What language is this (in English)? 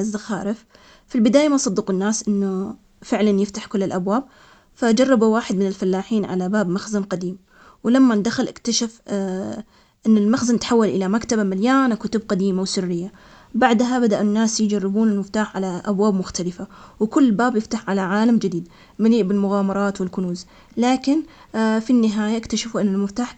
Omani Arabic